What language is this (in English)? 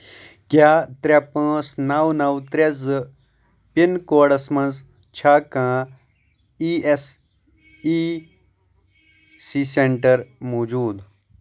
Kashmiri